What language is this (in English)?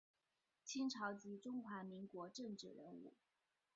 Chinese